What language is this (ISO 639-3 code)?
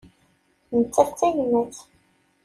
kab